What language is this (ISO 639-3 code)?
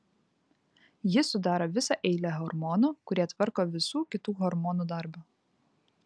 lit